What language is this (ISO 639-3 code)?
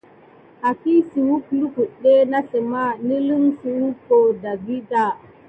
gid